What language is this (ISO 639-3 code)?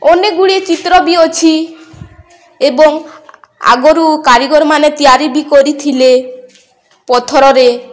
ori